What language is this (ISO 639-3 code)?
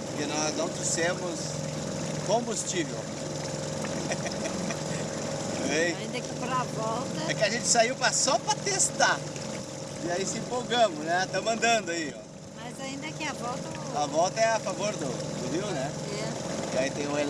por